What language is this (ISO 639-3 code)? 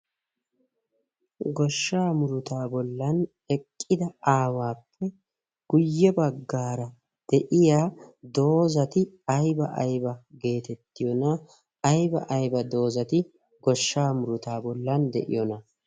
wal